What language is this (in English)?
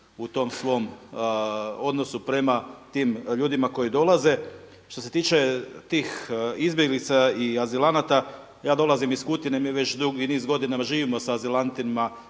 Croatian